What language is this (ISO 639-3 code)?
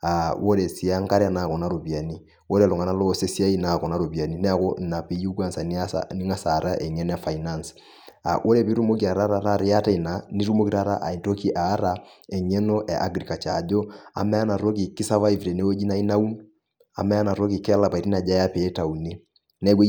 mas